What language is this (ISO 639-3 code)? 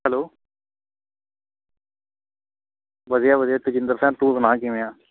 pan